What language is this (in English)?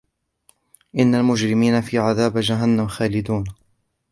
Arabic